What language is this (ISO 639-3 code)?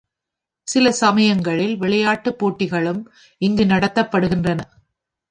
tam